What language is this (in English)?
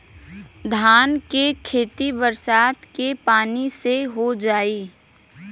Bhojpuri